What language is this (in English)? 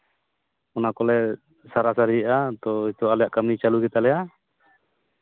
Santali